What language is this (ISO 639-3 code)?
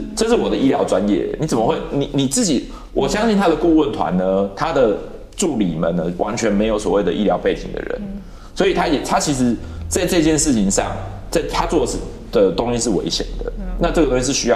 zho